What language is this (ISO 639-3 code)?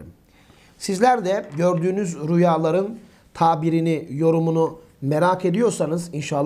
tur